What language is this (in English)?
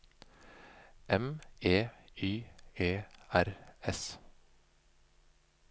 Norwegian